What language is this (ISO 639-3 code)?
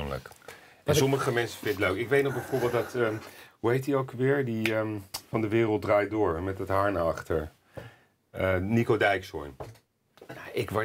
nld